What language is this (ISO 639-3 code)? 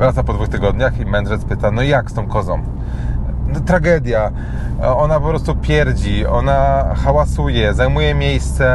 pol